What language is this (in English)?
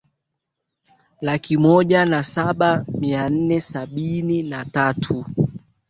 Swahili